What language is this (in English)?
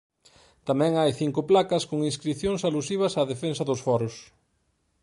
Galician